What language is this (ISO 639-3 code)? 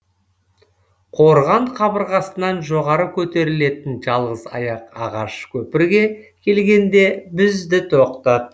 kaz